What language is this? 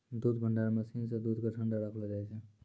Maithili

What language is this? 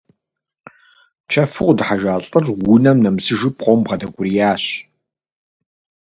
Kabardian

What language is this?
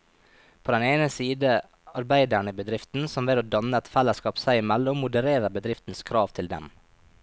Norwegian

